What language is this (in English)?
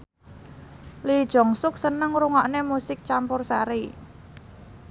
Javanese